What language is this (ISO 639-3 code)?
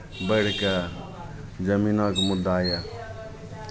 mai